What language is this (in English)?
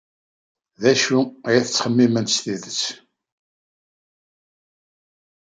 Kabyle